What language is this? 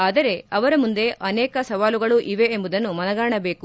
Kannada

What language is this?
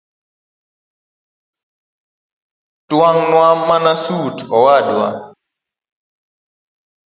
Luo (Kenya and Tanzania)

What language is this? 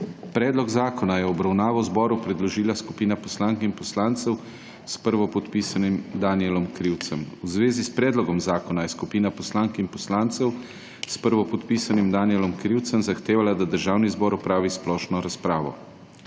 Slovenian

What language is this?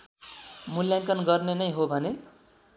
Nepali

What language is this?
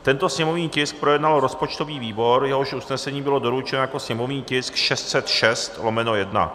Czech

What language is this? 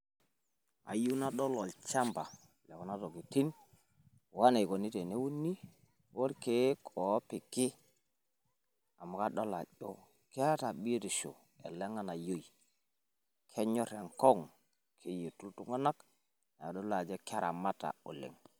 Masai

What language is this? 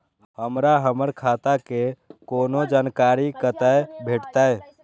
Maithili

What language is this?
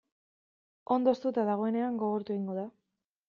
Basque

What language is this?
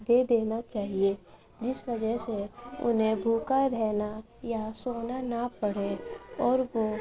Urdu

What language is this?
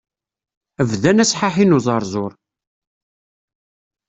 Kabyle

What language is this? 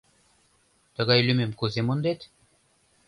Mari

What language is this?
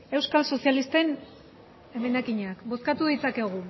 Basque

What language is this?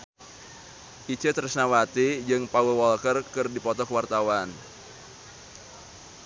Sundanese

